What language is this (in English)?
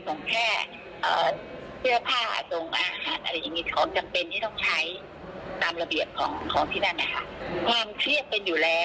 Thai